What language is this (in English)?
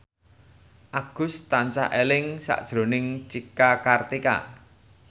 Javanese